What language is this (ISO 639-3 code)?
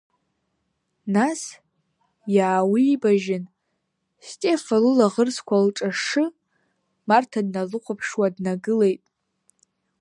abk